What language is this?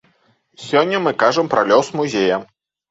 Belarusian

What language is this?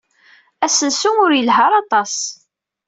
Kabyle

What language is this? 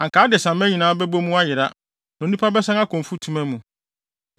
Akan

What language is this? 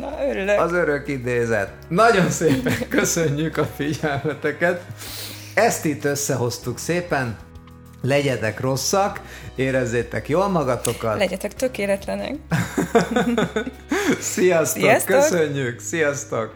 Hungarian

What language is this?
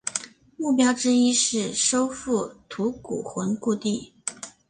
Chinese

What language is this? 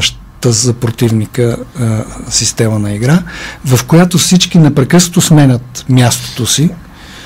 Bulgarian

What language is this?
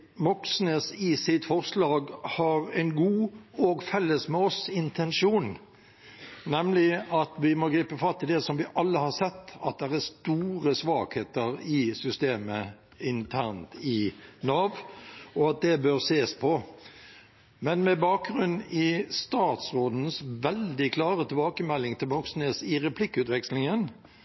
Norwegian Bokmål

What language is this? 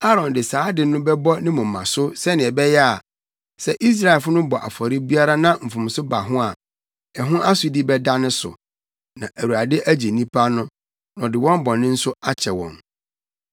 Akan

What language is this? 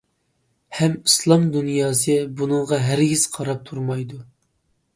Uyghur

